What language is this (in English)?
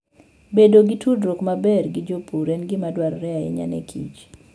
Luo (Kenya and Tanzania)